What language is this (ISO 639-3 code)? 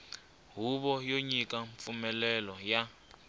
tso